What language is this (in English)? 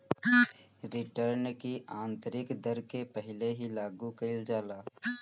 Bhojpuri